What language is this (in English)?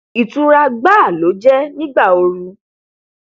Yoruba